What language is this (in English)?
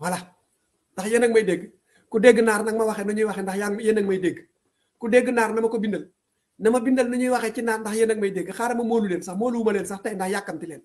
Indonesian